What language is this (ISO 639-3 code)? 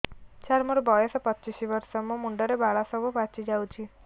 ori